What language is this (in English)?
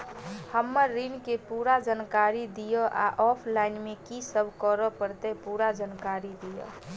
Maithili